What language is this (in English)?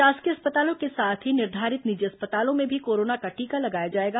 Hindi